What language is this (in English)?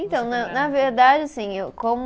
Portuguese